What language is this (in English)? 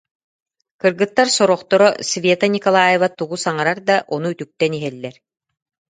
Yakut